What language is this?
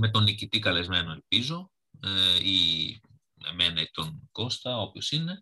Greek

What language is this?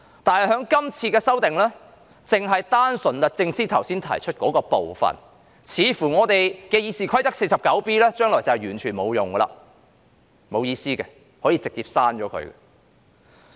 Cantonese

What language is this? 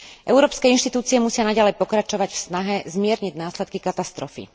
Slovak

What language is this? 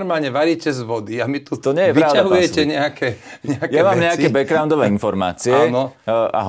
Slovak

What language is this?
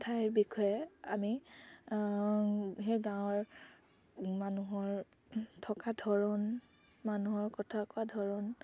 Assamese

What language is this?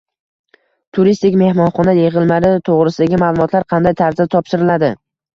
Uzbek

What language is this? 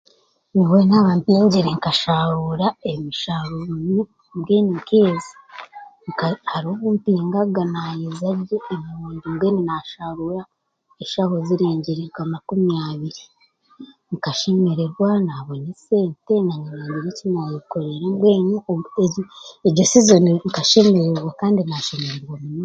Chiga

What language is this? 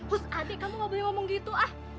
Indonesian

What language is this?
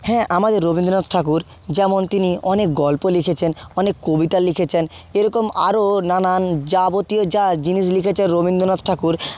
Bangla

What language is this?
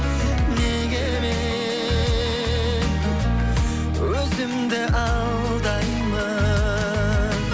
Kazakh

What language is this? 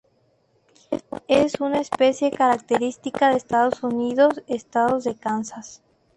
Spanish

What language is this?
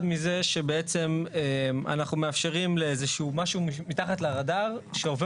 Hebrew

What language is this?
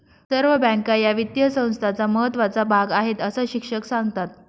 Marathi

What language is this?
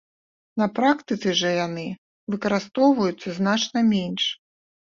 Belarusian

